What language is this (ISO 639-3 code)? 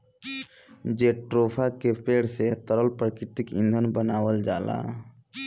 bho